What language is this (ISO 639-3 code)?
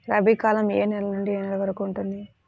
tel